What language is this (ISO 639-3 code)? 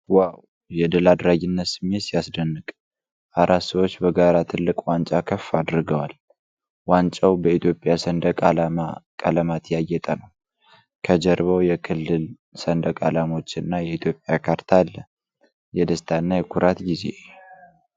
amh